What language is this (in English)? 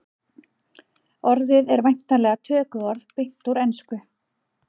Icelandic